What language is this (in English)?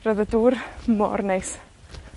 Welsh